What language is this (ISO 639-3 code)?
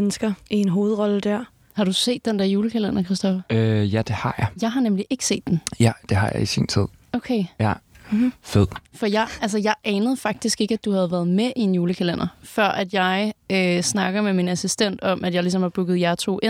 dan